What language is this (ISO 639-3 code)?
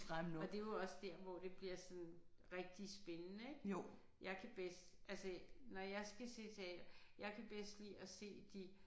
dan